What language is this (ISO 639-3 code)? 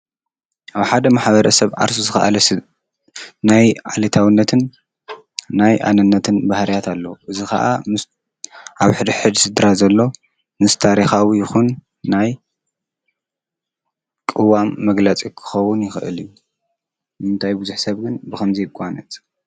tir